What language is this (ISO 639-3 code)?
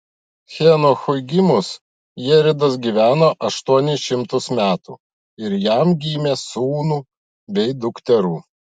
lit